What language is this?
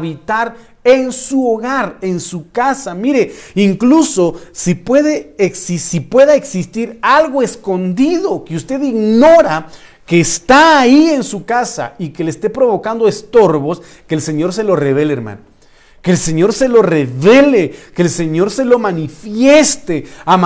Spanish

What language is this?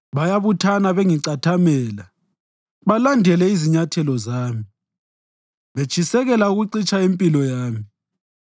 North Ndebele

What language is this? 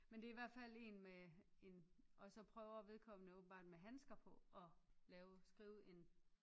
Danish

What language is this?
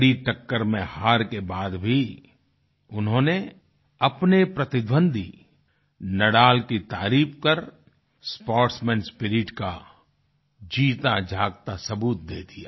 Hindi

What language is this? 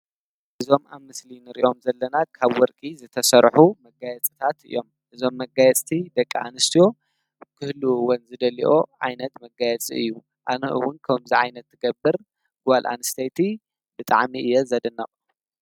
Tigrinya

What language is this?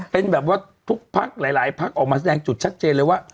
Thai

